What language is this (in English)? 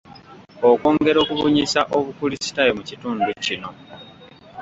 Ganda